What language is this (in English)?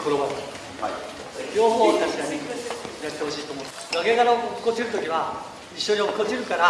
Chinese